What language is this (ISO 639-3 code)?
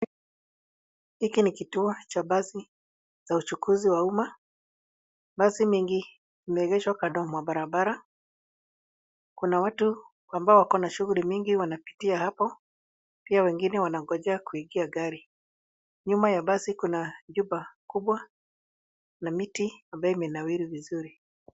swa